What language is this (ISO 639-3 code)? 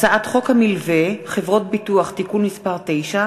heb